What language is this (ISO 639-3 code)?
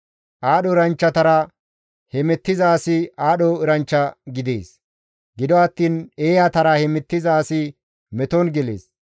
gmv